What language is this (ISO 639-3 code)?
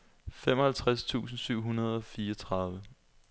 dan